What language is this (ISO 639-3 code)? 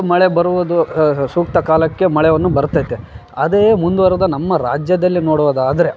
kan